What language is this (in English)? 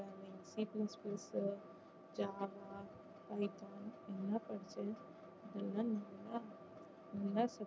Tamil